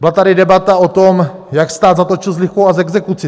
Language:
Czech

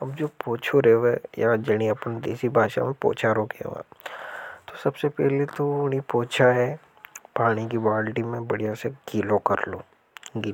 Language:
Hadothi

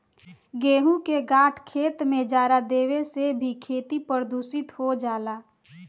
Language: Bhojpuri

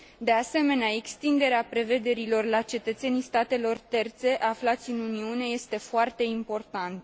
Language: Romanian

